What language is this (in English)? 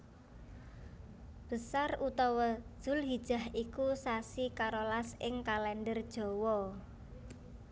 Javanese